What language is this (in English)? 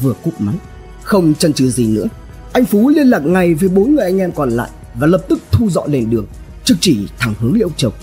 Vietnamese